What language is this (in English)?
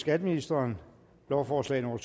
Danish